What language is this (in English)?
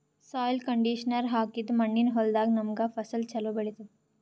Kannada